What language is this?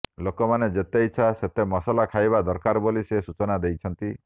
Odia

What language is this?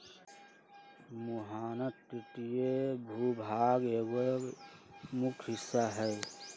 Magahi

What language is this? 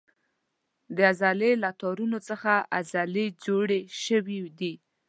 Pashto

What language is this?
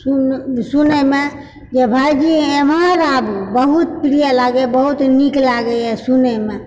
Maithili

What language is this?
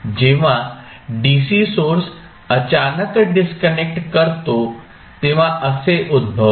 Marathi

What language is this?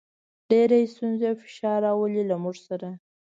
Pashto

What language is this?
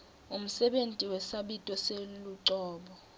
Swati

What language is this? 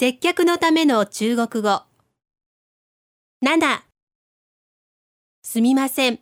Japanese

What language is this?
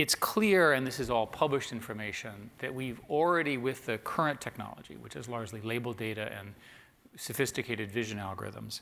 English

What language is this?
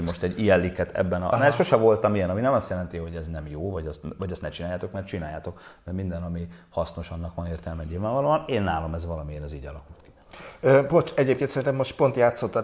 Hungarian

